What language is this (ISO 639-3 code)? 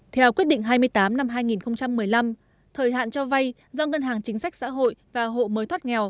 vie